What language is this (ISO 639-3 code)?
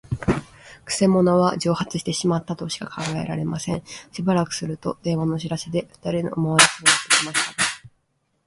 jpn